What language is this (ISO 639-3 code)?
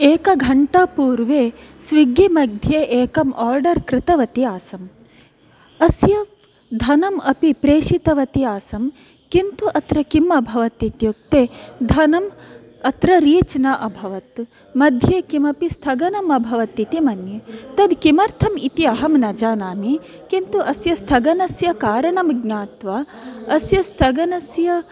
san